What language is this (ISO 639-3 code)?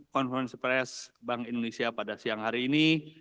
ind